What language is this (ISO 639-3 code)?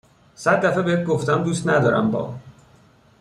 fas